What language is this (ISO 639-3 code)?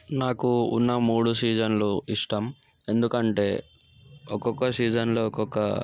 tel